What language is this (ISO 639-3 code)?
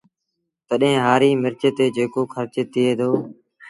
sbn